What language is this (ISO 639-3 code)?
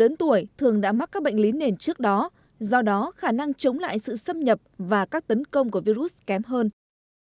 vie